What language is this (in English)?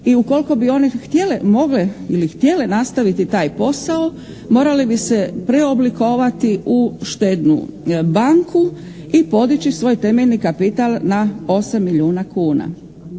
Croatian